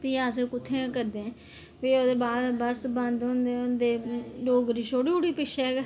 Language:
Dogri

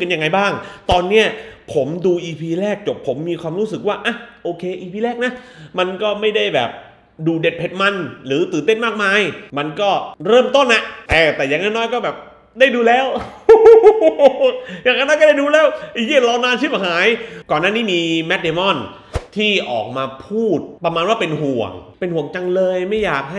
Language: Thai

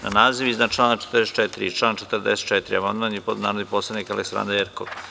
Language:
Serbian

